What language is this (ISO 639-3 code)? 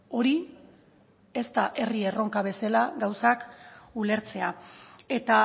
eus